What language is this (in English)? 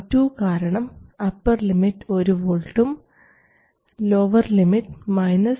Malayalam